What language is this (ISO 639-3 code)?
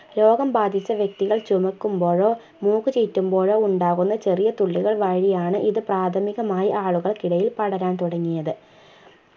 mal